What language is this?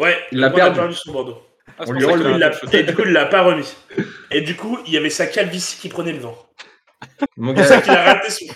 French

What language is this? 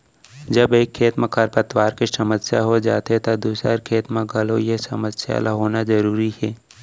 Chhattisgarhi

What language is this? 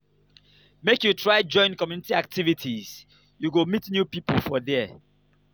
Nigerian Pidgin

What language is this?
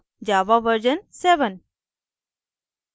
Hindi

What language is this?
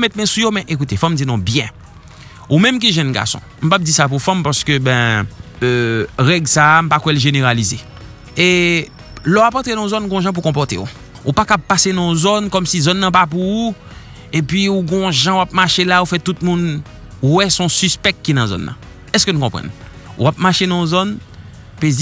French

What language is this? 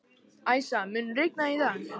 Icelandic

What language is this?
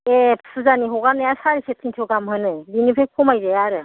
Bodo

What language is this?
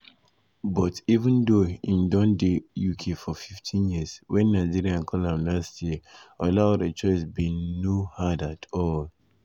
Nigerian Pidgin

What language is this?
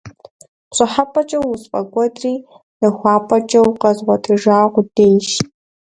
Kabardian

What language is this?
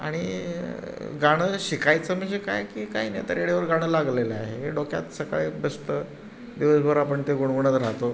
Marathi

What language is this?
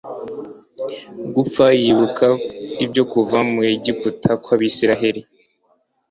Kinyarwanda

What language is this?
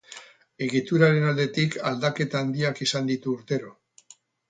Basque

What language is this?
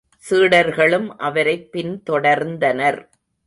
Tamil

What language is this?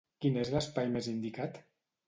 Catalan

